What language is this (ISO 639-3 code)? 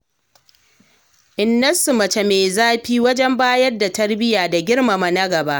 hau